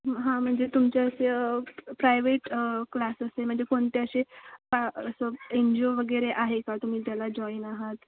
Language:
Marathi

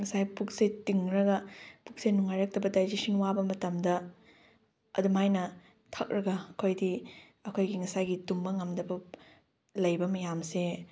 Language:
Manipuri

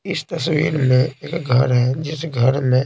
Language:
Hindi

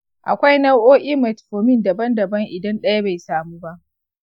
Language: Hausa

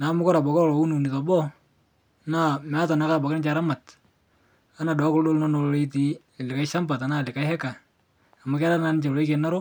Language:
Masai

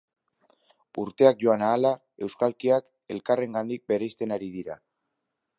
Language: Basque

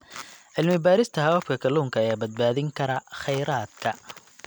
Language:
Somali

